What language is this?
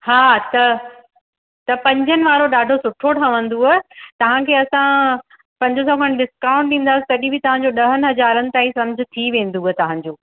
Sindhi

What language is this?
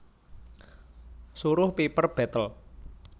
Javanese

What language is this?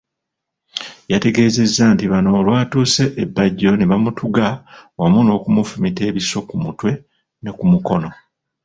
Ganda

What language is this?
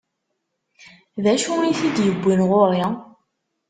Kabyle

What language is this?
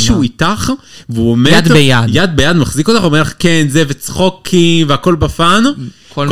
Hebrew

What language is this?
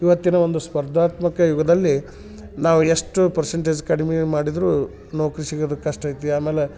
Kannada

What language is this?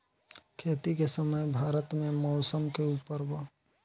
Bhojpuri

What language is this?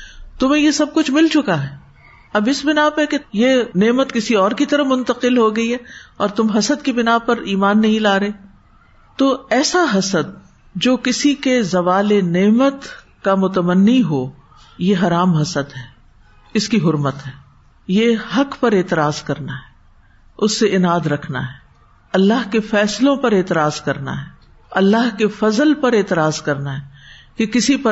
Urdu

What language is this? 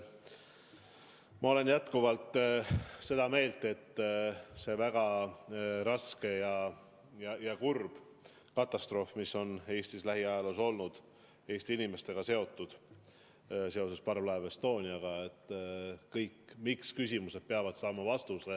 Estonian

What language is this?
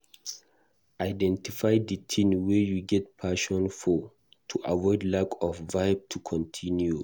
Nigerian Pidgin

